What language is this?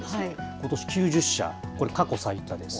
Japanese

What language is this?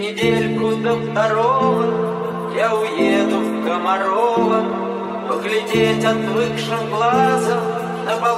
Arabic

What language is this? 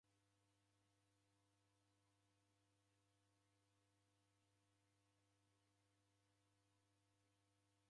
Taita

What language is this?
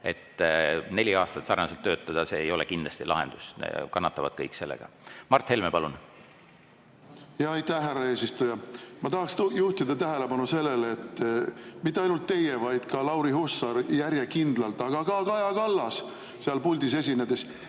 Estonian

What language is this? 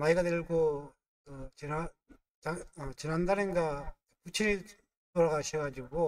Korean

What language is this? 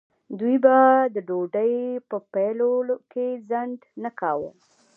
Pashto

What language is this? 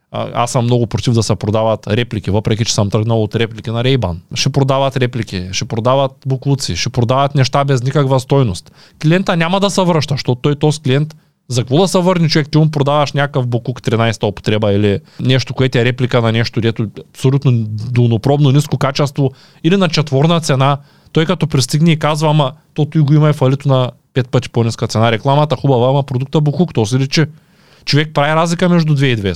Bulgarian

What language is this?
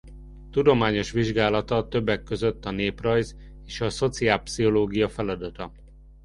Hungarian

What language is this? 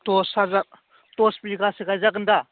Bodo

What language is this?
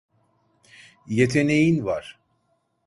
Turkish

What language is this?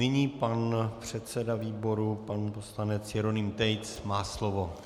Czech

